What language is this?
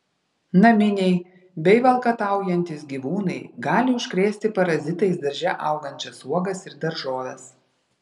Lithuanian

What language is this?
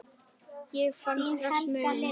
Icelandic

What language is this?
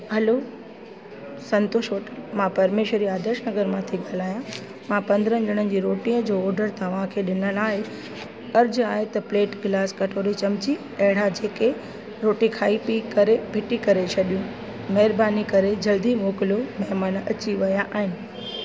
Sindhi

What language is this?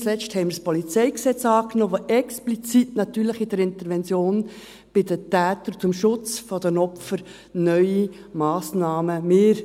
Swiss German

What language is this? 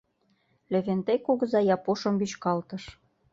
Mari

